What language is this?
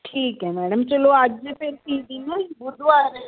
Punjabi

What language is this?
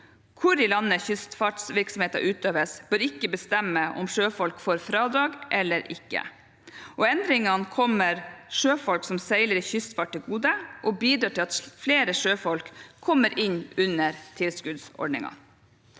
Norwegian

